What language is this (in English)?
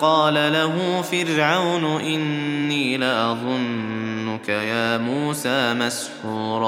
Arabic